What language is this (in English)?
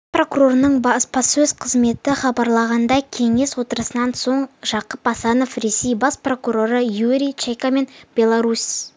Kazakh